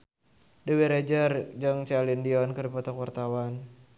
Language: Sundanese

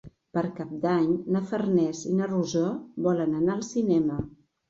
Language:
Catalan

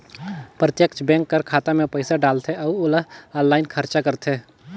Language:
Chhattisgarhi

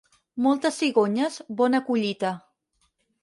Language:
Catalan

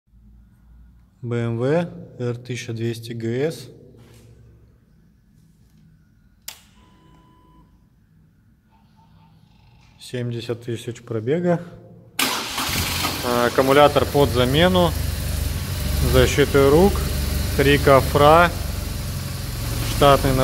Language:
Russian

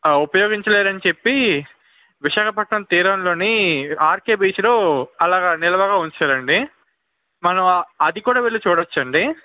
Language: Telugu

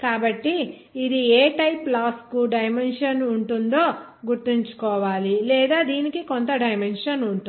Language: Telugu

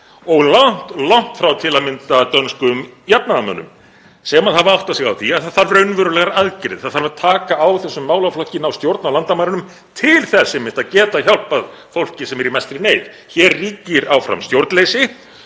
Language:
Icelandic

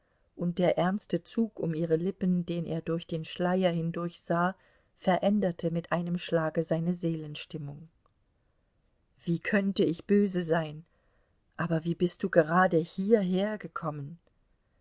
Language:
German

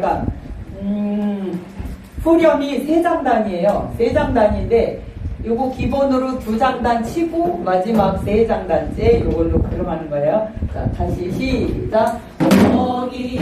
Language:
Korean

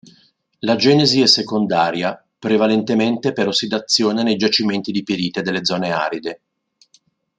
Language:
Italian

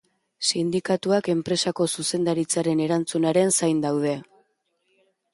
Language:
Basque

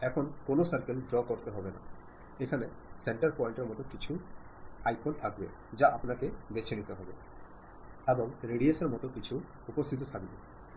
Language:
Bangla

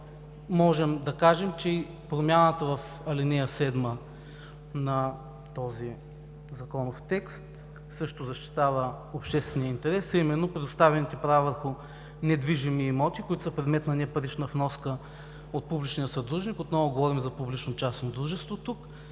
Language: Bulgarian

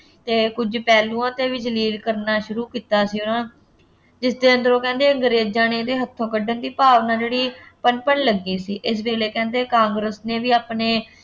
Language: Punjabi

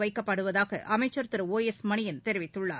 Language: Tamil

